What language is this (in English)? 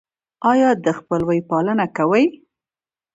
Pashto